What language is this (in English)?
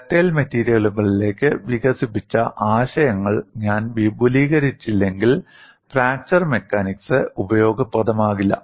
Malayalam